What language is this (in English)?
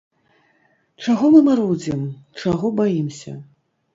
Belarusian